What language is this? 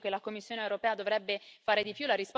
Italian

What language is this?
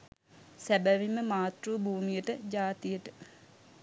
Sinhala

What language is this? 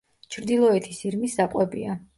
Georgian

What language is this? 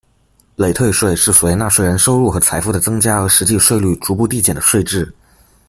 Chinese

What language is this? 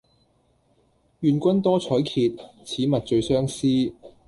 Cantonese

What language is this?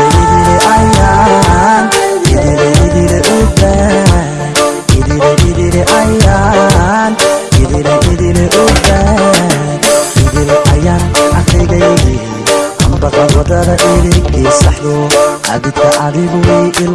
Korean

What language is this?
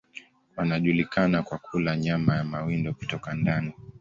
Swahili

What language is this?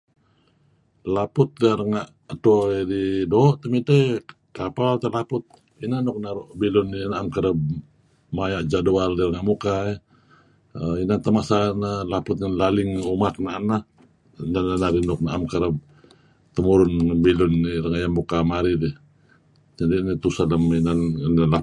Kelabit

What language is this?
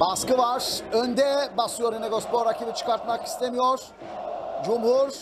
Turkish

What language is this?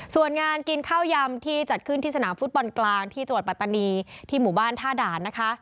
Thai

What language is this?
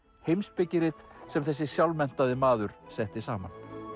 Icelandic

